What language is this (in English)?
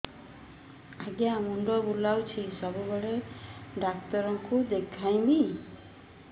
Odia